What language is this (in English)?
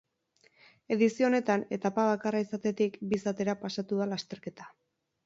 Basque